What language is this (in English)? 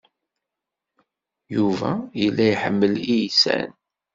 Kabyle